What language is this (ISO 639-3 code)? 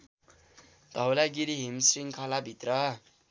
nep